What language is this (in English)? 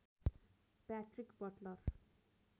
Nepali